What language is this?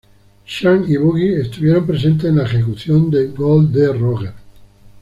Spanish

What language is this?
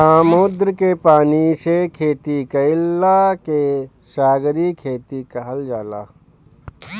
Bhojpuri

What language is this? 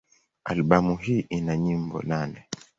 Swahili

